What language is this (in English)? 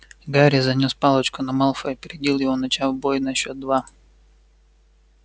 Russian